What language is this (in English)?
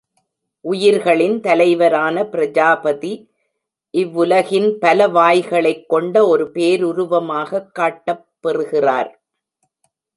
Tamil